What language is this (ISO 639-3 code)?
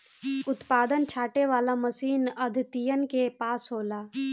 bho